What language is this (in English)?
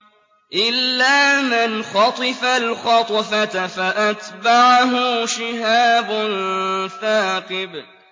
Arabic